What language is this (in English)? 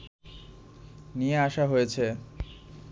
Bangla